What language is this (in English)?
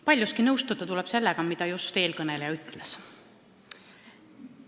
Estonian